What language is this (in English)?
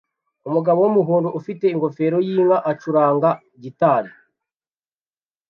Kinyarwanda